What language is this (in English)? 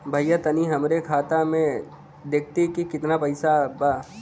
Bhojpuri